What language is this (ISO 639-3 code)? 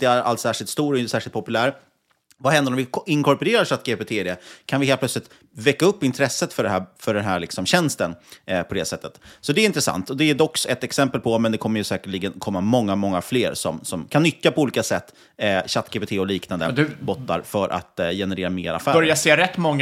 swe